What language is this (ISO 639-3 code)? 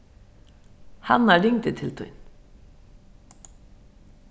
fao